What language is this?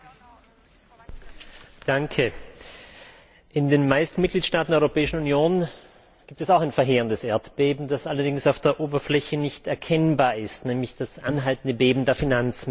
German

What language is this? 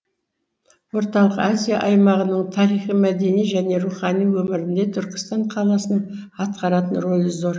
Kazakh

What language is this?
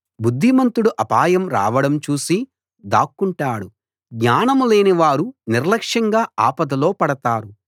Telugu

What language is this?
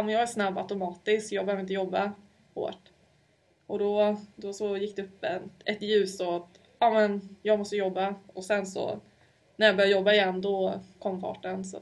Swedish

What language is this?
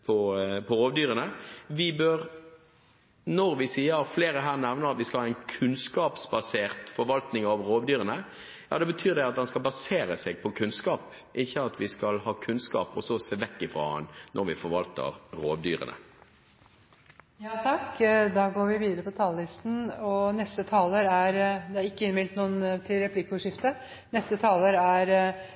Norwegian Bokmål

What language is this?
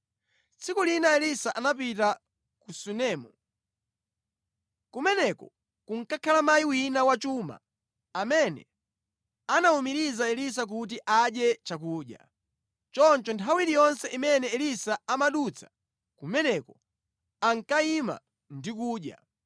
Nyanja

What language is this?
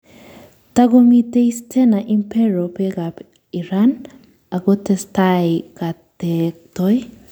Kalenjin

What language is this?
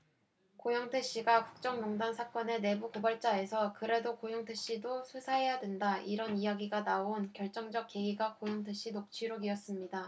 Korean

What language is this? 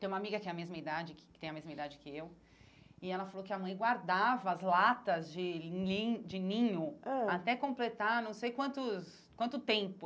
Portuguese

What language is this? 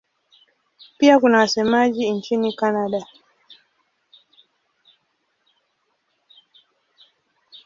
Swahili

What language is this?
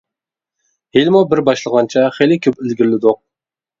Uyghur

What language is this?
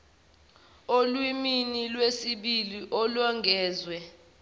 Zulu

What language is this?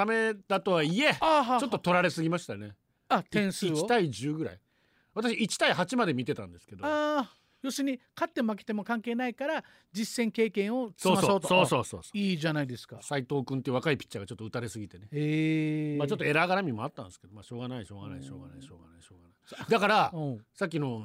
Japanese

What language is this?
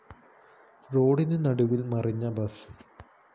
Malayalam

